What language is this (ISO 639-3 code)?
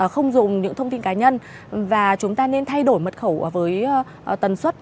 vie